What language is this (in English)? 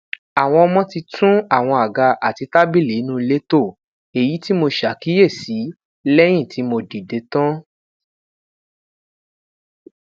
Yoruba